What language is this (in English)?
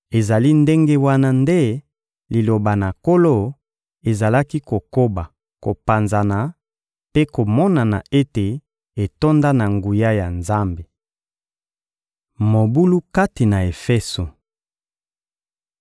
Lingala